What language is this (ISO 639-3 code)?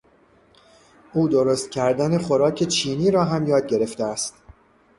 fas